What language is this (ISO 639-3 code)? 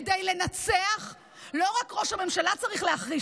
heb